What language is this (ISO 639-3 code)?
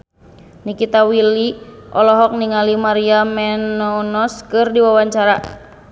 sun